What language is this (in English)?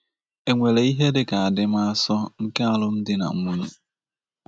Igbo